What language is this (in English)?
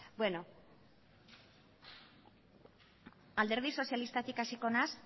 Basque